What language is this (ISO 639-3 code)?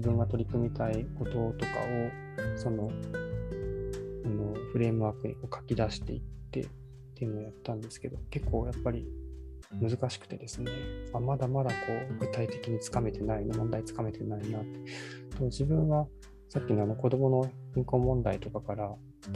jpn